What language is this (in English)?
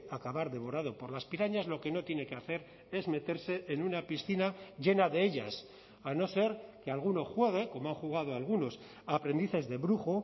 Spanish